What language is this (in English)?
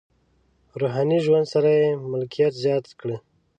Pashto